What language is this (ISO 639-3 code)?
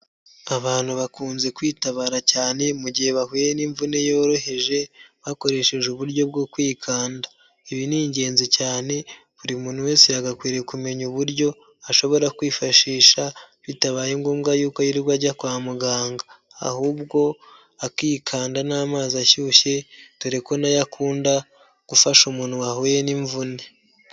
kin